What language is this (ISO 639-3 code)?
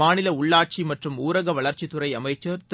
tam